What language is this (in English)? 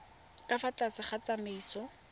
Tswana